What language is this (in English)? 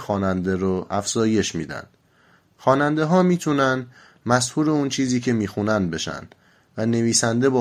Persian